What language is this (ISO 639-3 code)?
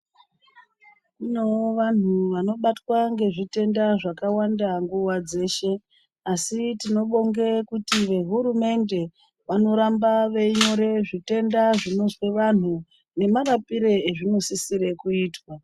ndc